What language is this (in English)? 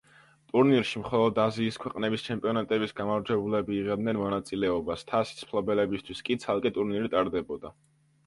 Georgian